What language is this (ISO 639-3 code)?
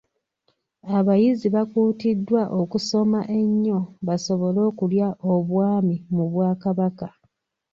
lug